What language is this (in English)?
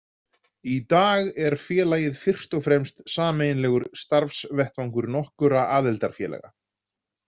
Icelandic